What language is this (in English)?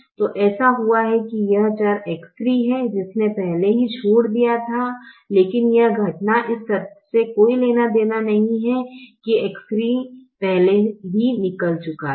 Hindi